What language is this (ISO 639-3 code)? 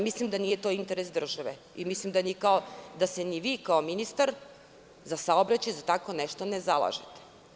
srp